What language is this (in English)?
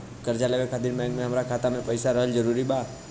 Bhojpuri